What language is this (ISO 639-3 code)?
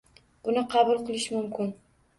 uzb